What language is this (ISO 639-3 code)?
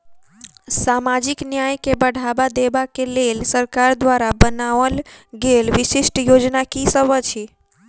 mai